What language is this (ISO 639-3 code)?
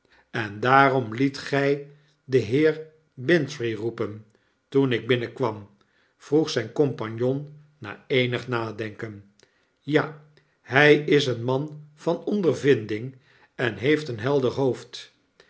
nld